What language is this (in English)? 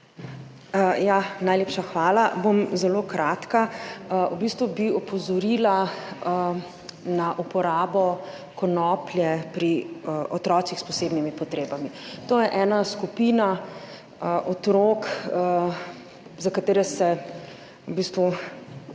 Slovenian